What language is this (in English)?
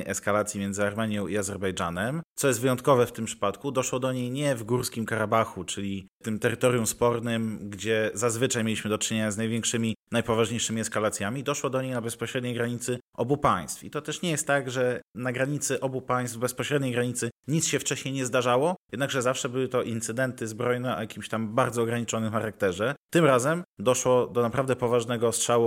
Polish